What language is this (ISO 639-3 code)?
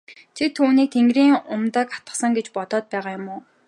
mon